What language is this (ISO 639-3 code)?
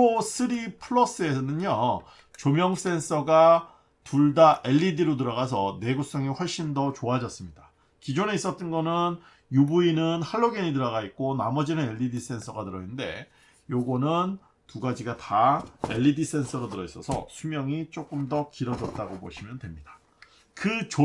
kor